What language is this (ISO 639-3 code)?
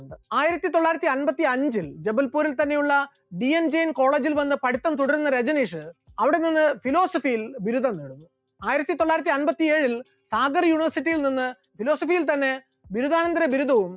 mal